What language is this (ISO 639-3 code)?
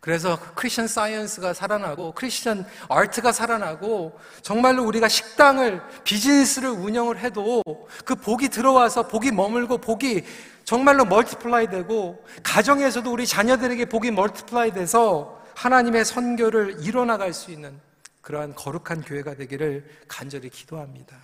kor